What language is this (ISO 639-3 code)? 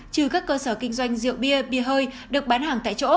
vie